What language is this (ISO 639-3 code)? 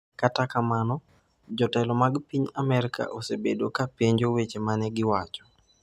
luo